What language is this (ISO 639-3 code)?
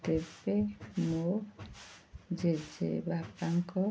ori